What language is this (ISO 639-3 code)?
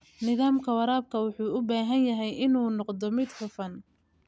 som